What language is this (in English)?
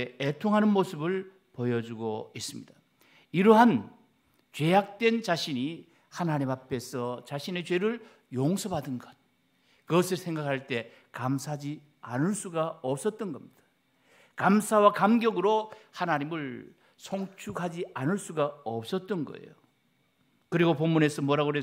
Korean